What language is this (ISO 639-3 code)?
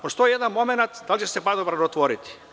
srp